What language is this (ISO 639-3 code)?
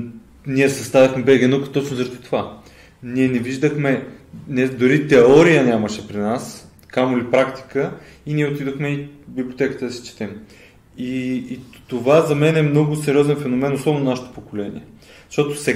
bul